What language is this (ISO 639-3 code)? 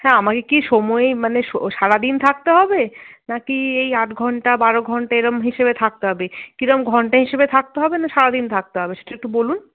ben